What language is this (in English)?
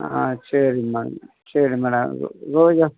Tamil